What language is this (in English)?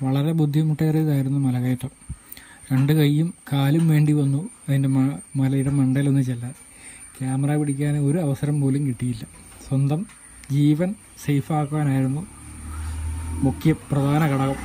Romanian